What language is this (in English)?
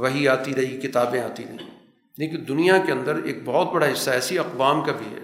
Urdu